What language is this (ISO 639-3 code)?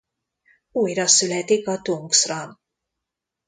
hun